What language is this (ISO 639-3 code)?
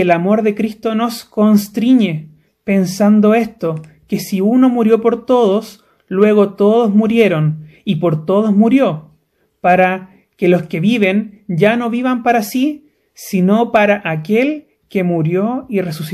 spa